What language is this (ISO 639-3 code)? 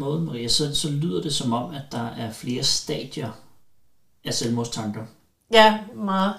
dan